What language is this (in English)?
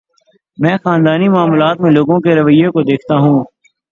Urdu